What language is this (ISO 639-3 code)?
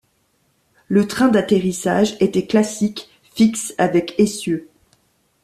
fra